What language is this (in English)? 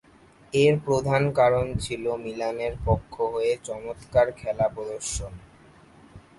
Bangla